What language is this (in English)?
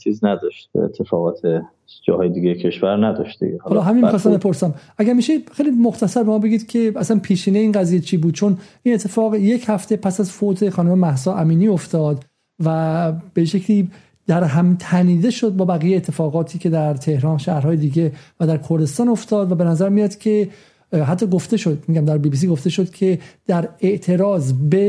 Persian